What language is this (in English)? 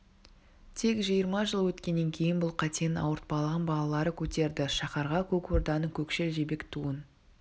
Kazakh